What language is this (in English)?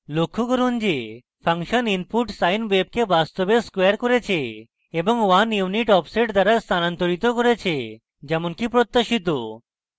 Bangla